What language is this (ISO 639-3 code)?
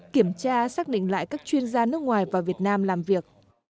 vie